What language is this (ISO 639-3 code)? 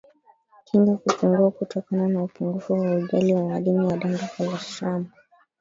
swa